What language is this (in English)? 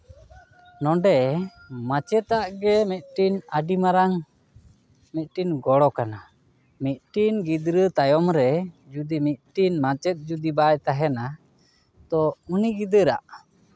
Santali